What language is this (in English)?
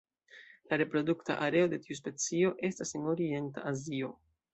Esperanto